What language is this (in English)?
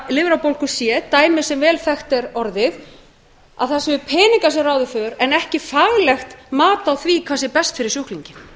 Icelandic